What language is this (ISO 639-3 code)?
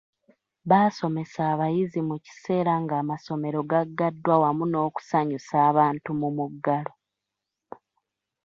lug